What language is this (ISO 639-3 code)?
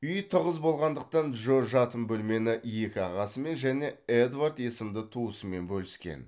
kaz